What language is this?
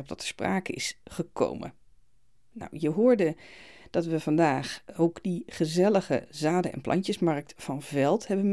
Dutch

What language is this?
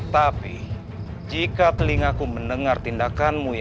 Indonesian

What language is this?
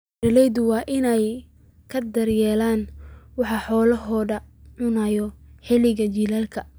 Somali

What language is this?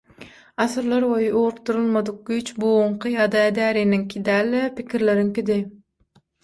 Turkmen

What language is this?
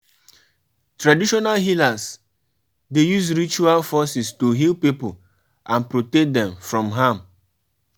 Nigerian Pidgin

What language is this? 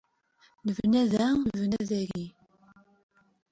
Kabyle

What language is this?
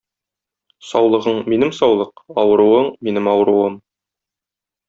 Tatar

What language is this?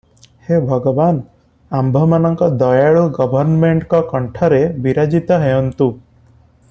Odia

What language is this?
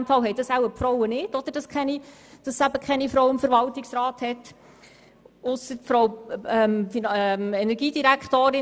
Swiss German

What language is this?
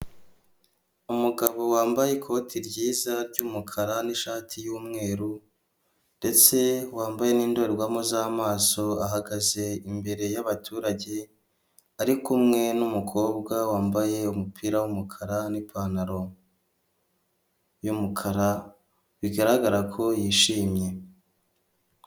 Kinyarwanda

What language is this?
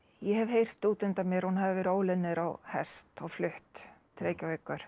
Icelandic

